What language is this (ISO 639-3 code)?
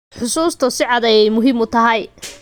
som